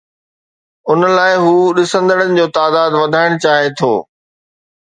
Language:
Sindhi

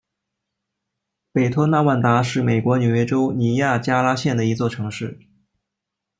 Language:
Chinese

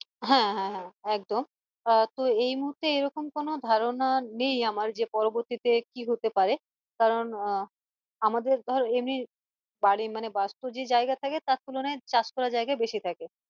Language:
Bangla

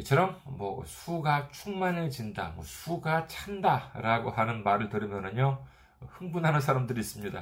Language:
Korean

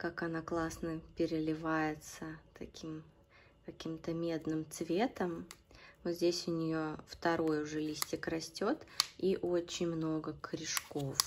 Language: Russian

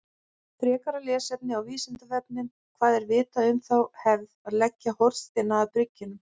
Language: Icelandic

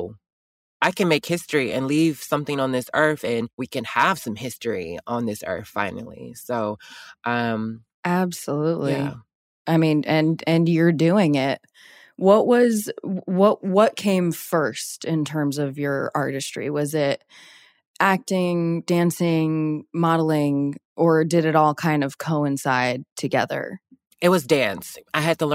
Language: English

